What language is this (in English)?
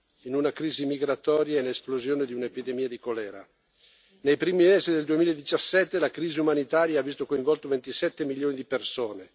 Italian